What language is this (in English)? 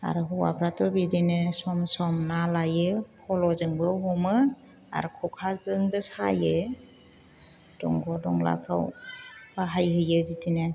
Bodo